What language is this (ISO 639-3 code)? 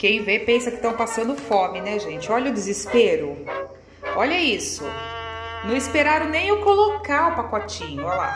por